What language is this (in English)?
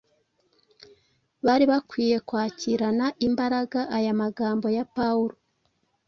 Kinyarwanda